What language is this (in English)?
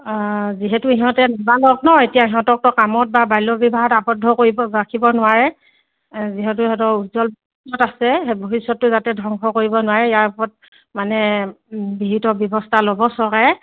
Assamese